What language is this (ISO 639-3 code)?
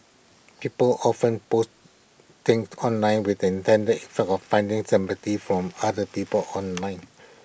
eng